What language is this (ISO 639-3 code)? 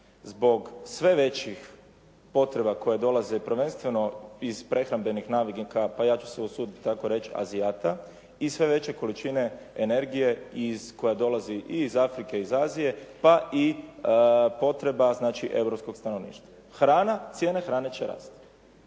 hrv